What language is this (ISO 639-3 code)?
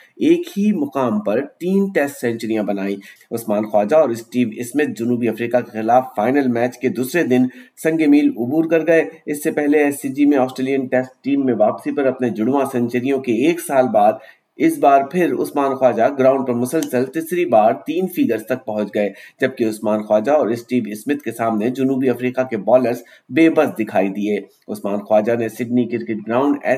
urd